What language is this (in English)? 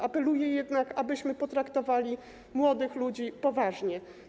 Polish